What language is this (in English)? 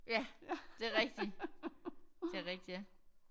Danish